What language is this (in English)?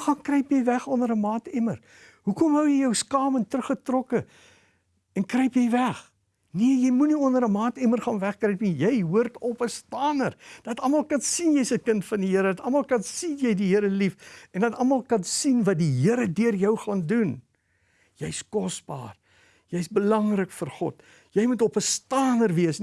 Dutch